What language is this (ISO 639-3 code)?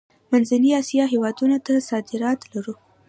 pus